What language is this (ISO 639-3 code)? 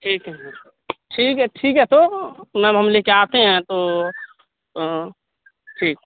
urd